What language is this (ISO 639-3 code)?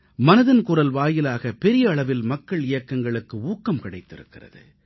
tam